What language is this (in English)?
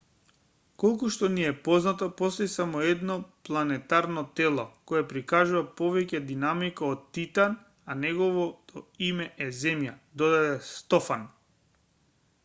Macedonian